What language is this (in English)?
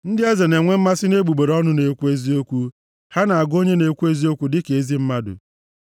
Igbo